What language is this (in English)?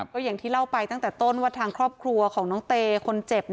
Thai